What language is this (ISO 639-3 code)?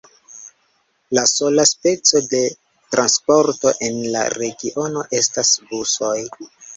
epo